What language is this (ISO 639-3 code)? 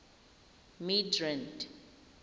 tsn